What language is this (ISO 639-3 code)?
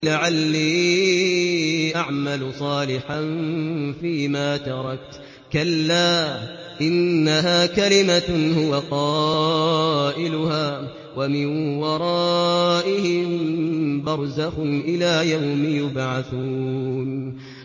ara